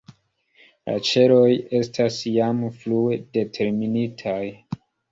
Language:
Esperanto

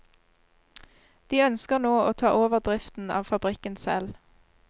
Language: Norwegian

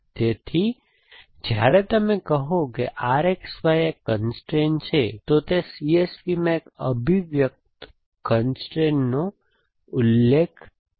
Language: Gujarati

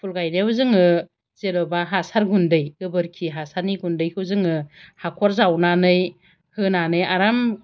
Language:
Bodo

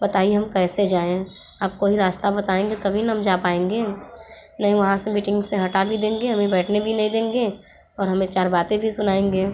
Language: Hindi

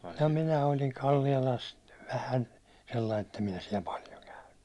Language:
Finnish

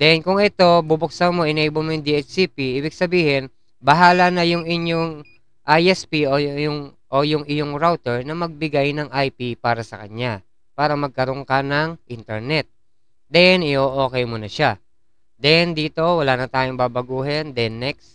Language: Filipino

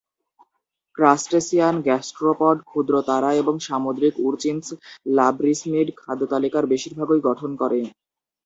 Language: Bangla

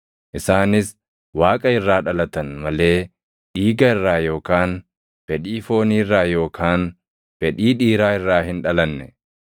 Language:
Oromo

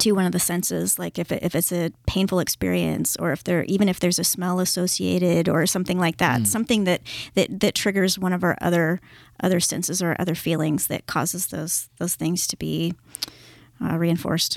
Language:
English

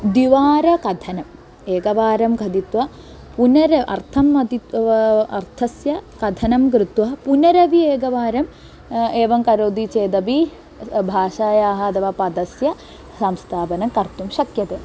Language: Sanskrit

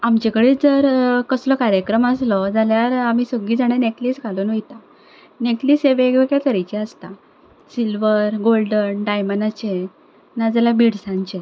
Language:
Konkani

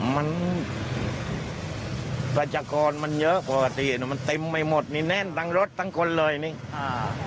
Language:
Thai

